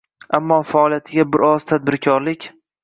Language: Uzbek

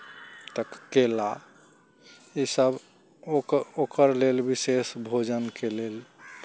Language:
Maithili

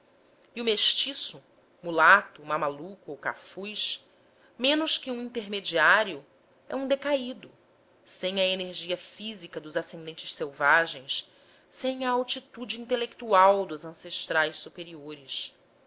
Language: Portuguese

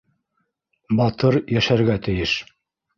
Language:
Bashkir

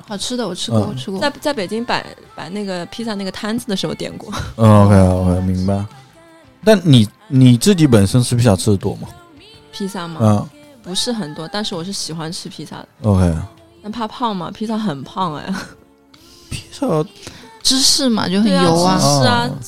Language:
Chinese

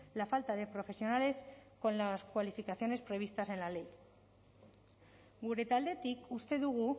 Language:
Spanish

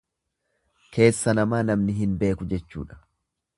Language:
Oromo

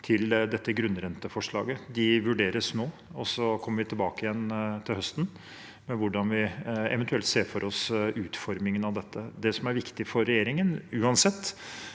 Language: Norwegian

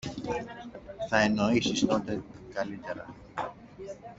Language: Greek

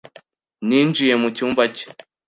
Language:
Kinyarwanda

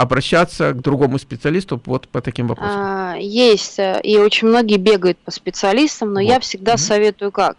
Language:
Russian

